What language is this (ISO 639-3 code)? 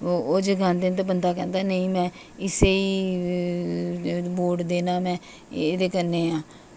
doi